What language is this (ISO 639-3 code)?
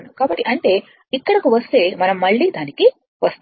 tel